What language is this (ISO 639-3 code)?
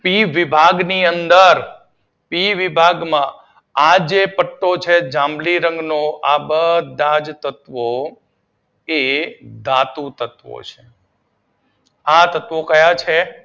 guj